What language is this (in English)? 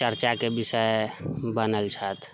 Maithili